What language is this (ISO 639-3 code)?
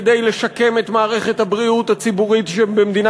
heb